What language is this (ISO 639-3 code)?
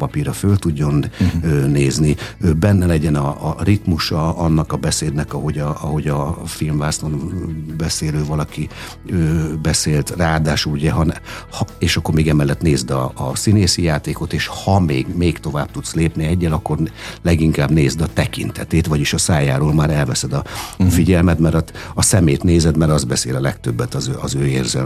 hun